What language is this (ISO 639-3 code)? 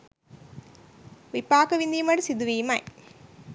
sin